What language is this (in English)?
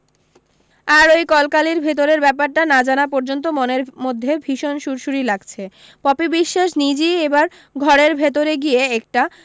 Bangla